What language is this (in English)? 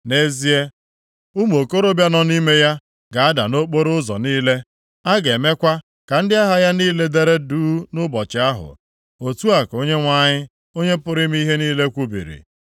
Igbo